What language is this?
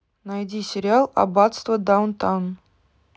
Russian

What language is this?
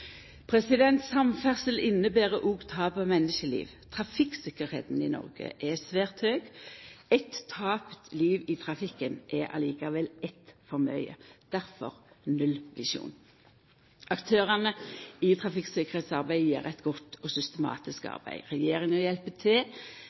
Norwegian Nynorsk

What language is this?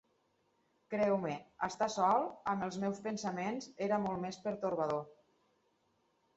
Catalan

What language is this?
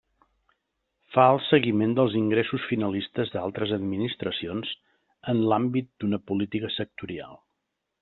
Catalan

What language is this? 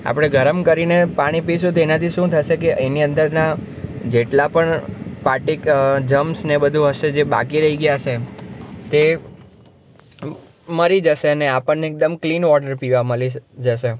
Gujarati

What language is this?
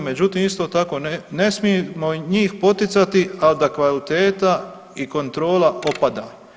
Croatian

